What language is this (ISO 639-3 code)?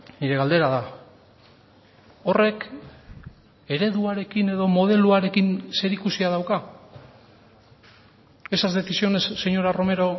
eus